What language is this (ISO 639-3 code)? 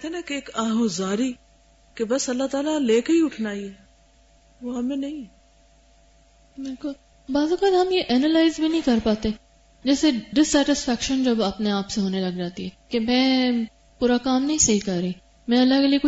urd